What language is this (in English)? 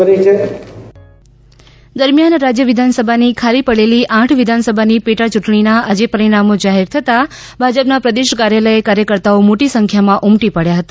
Gujarati